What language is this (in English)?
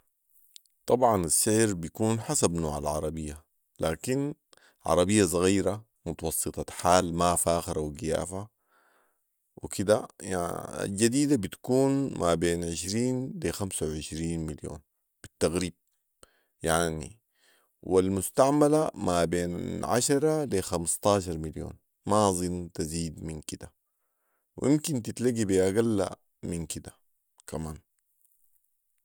Sudanese Arabic